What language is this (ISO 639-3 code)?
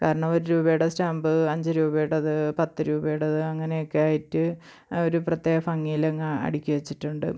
mal